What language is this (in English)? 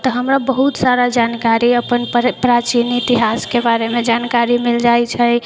Maithili